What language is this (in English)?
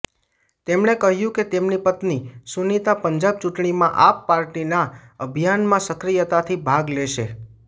Gujarati